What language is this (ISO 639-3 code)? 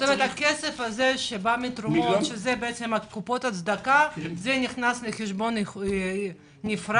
heb